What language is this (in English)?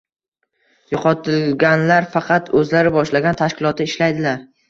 Uzbek